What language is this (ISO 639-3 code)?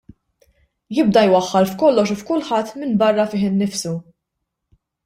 mlt